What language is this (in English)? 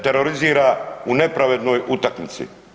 Croatian